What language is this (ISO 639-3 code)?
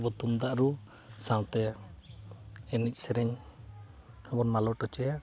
sat